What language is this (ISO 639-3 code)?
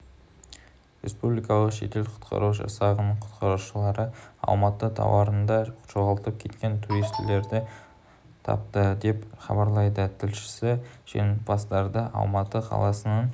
kaz